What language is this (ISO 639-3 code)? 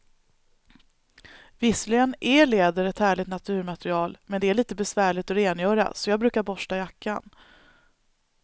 swe